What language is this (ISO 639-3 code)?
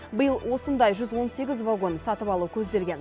kaz